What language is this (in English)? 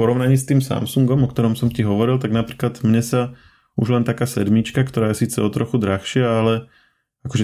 Slovak